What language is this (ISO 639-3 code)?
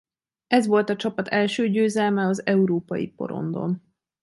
hun